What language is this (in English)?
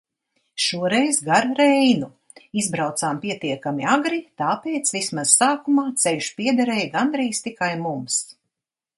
Latvian